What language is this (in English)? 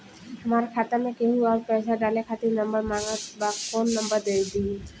Bhojpuri